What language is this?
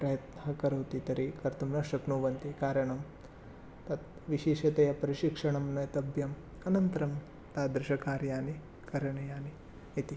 Sanskrit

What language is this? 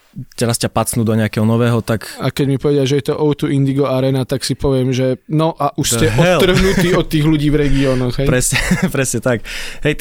Slovak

